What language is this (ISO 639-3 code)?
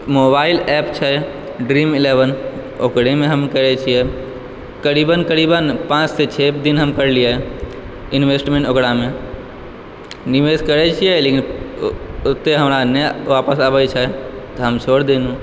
mai